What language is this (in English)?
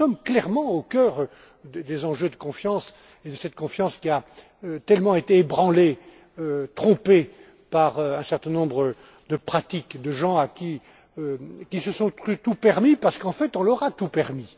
French